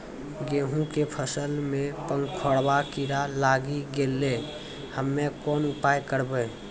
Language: Maithili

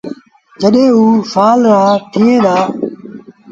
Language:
Sindhi Bhil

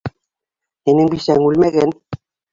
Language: Bashkir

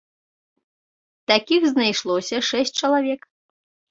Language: Belarusian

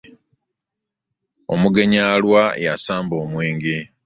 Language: Ganda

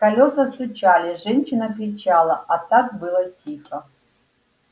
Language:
Russian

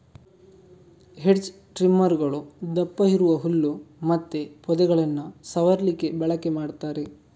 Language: Kannada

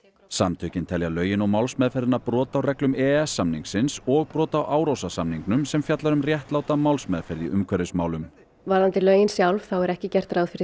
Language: Icelandic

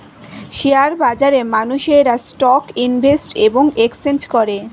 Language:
Bangla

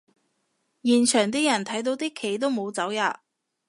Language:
Cantonese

